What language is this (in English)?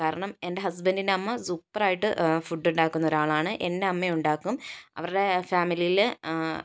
Malayalam